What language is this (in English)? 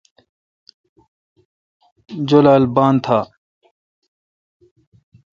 Kalkoti